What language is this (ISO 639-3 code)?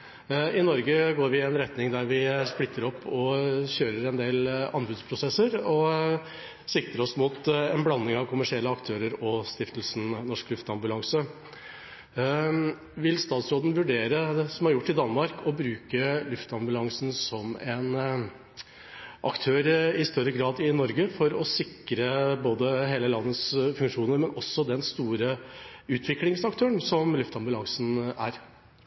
nob